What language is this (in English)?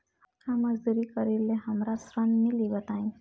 Bhojpuri